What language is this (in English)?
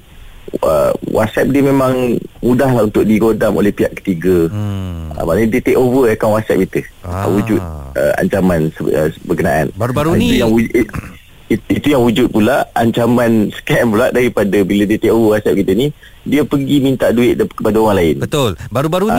Malay